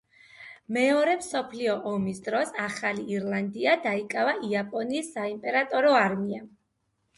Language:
Georgian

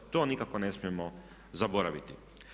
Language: Croatian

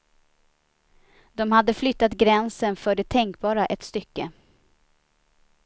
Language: Swedish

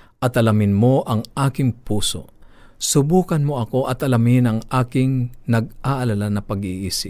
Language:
Filipino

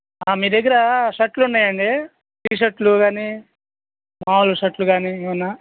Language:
Telugu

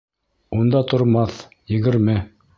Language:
Bashkir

